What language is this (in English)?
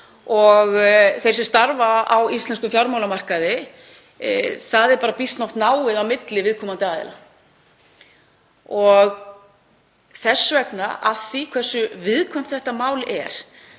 Icelandic